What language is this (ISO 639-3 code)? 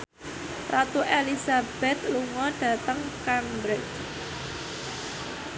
jav